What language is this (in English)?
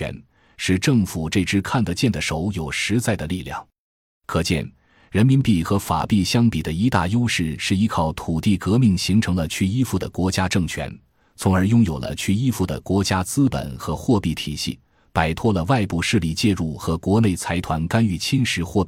Chinese